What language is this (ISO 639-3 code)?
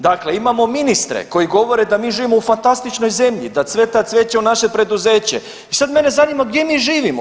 hrv